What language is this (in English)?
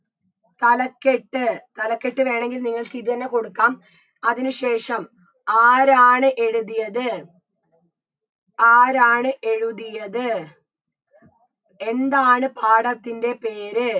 Malayalam